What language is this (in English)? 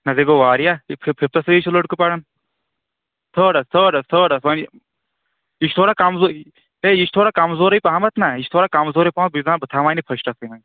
Kashmiri